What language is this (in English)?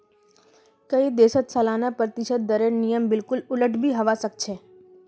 Magahi